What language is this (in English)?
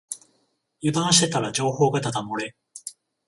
Japanese